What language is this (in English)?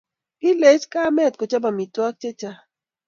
Kalenjin